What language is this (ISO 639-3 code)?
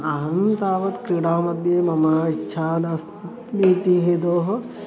san